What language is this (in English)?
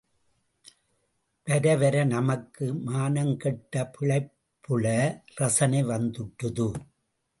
Tamil